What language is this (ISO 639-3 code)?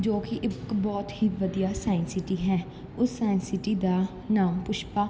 pan